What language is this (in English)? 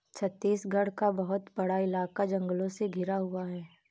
Hindi